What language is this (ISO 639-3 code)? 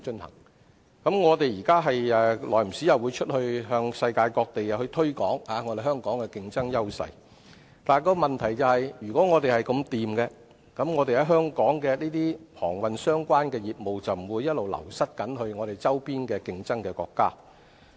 yue